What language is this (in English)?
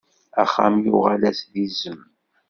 Kabyle